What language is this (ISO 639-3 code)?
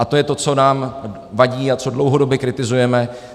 ces